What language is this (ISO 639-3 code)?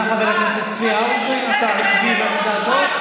heb